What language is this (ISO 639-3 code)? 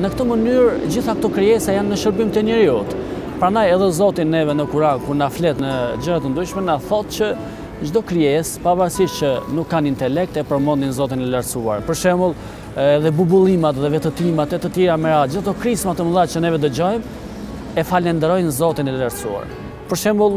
ron